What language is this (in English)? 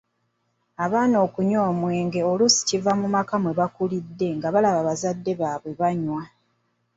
Ganda